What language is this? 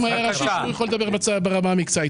Hebrew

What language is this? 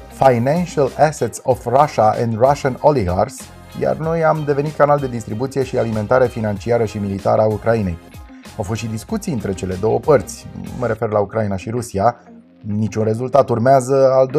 Romanian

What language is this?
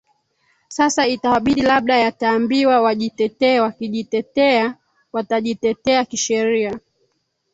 Swahili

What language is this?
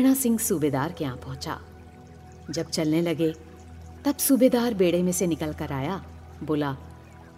Hindi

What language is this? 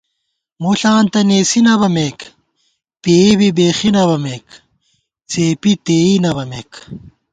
Gawar-Bati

